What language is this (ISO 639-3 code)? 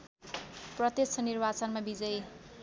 nep